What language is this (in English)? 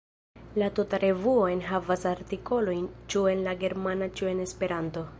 Esperanto